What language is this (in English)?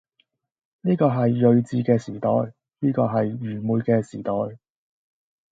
Cantonese